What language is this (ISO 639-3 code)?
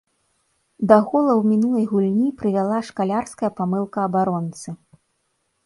bel